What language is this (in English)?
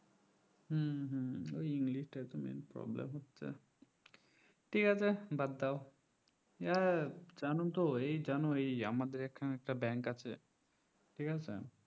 Bangla